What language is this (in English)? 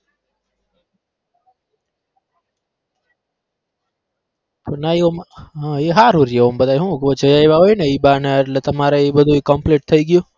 Gujarati